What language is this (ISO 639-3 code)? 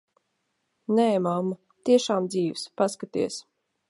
lav